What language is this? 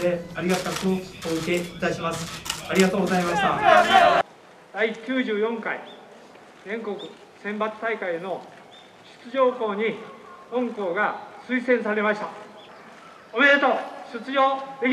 Japanese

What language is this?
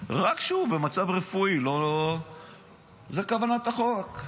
Hebrew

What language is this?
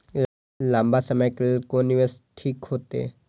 Maithili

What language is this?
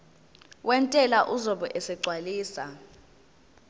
Zulu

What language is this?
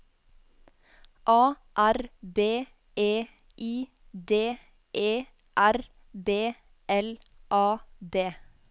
Norwegian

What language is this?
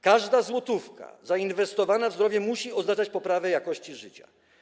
Polish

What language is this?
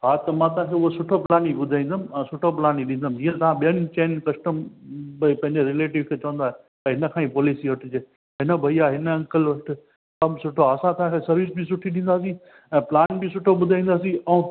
Sindhi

